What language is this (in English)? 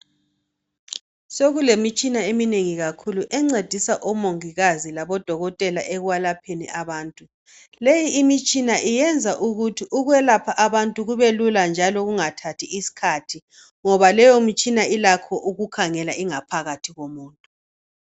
North Ndebele